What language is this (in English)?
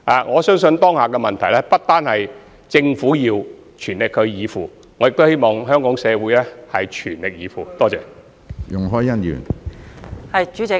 Cantonese